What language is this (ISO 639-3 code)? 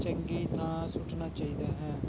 pan